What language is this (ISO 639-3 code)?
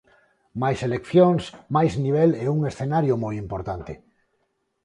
glg